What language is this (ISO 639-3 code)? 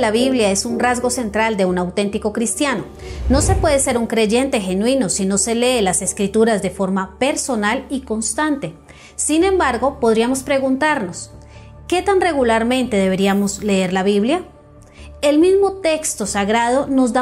spa